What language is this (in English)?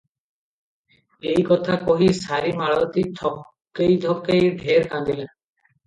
Odia